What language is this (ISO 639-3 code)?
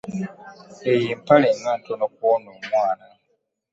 lug